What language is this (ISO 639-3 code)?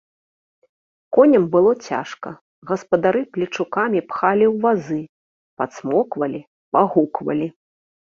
bel